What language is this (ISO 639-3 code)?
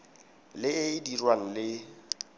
tsn